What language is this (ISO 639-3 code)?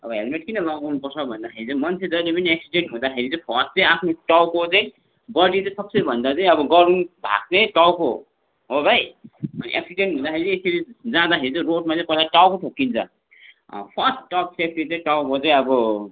nep